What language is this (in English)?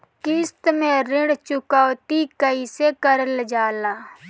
Bhojpuri